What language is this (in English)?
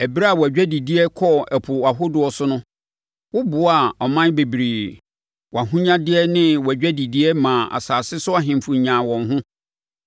Akan